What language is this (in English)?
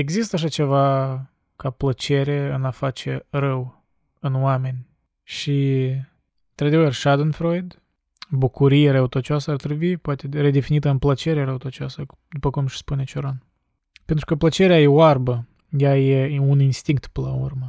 Romanian